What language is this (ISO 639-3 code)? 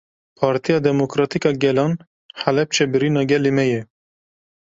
kur